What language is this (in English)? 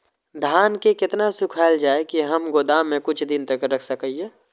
Maithili